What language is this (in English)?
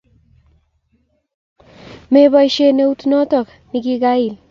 Kalenjin